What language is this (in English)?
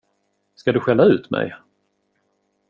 Swedish